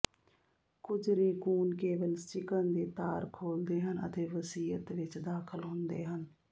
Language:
Punjabi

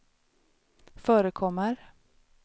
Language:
Swedish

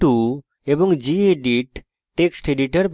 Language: Bangla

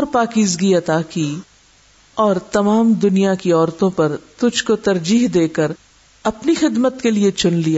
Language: Urdu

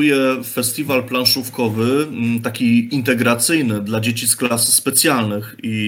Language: Polish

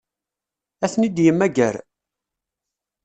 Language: Kabyle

